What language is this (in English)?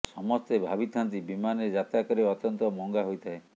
Odia